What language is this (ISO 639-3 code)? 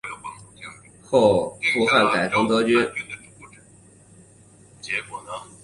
zho